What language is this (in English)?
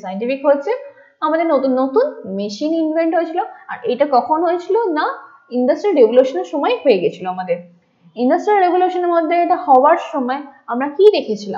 Bangla